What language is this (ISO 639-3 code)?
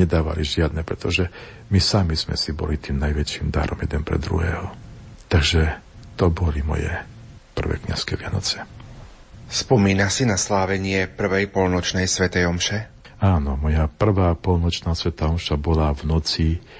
slk